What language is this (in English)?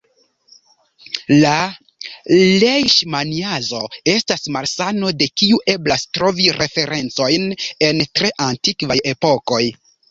Esperanto